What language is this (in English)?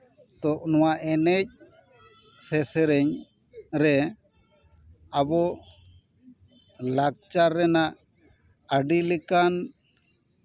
Santali